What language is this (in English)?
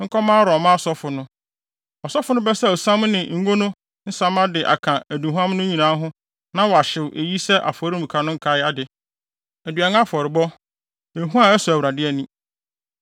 Akan